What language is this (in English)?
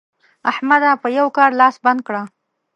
Pashto